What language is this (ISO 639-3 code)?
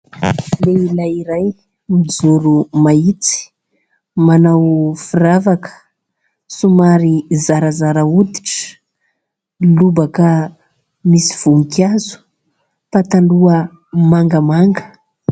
mlg